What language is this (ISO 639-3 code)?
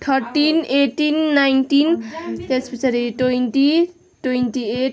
nep